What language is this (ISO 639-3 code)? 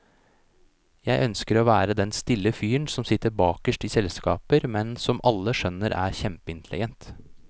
nor